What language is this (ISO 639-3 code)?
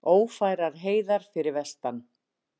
isl